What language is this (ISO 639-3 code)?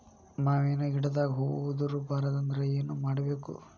kan